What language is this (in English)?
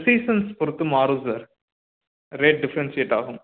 Tamil